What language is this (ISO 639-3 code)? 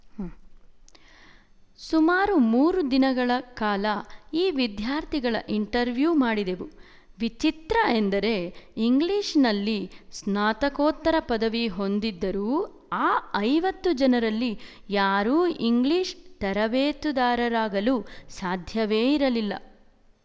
kan